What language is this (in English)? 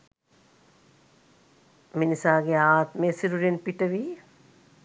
Sinhala